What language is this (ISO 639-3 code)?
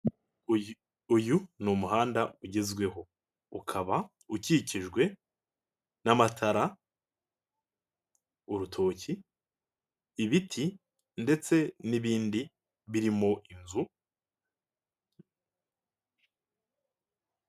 kin